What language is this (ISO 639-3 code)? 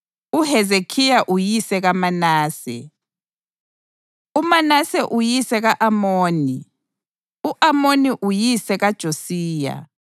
nde